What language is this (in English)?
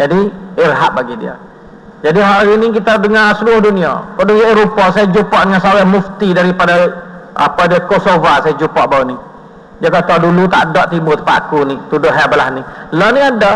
Malay